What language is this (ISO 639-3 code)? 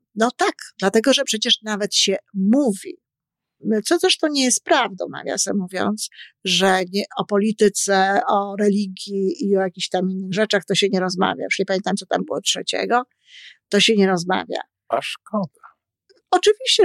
pol